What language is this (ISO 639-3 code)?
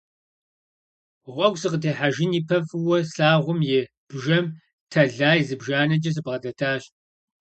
kbd